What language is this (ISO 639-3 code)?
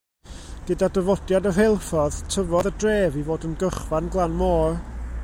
cym